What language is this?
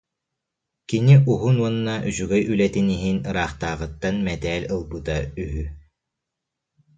Yakut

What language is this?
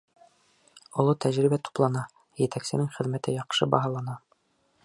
Bashkir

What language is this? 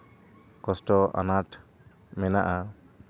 Santali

